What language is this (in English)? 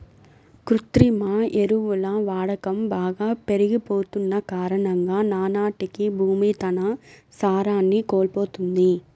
Telugu